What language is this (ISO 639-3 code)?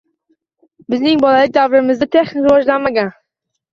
uzb